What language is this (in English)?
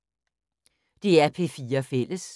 Danish